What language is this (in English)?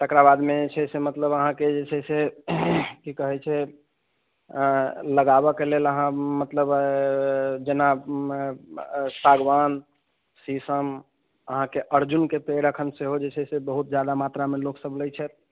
Maithili